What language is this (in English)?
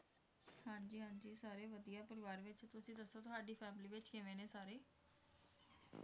Punjabi